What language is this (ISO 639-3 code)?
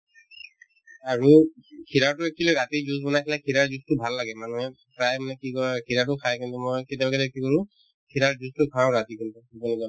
asm